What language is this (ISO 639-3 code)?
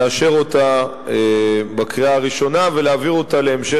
heb